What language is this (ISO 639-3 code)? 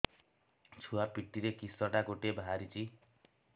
ori